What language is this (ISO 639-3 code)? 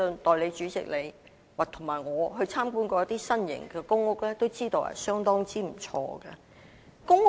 yue